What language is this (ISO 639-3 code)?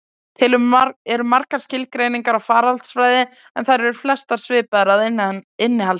isl